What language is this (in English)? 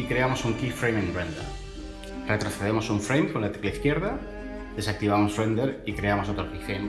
Spanish